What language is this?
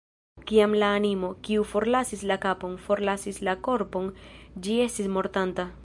Esperanto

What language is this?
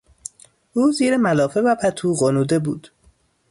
Persian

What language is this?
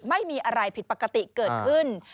Thai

